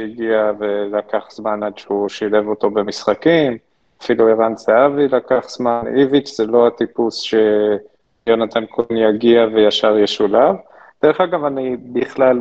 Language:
Hebrew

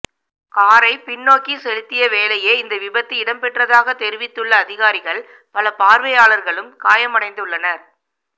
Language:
Tamil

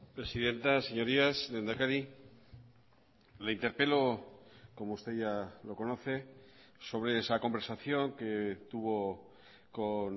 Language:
Spanish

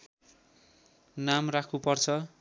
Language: Nepali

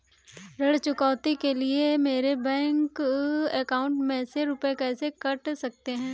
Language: Hindi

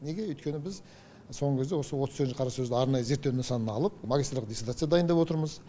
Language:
Kazakh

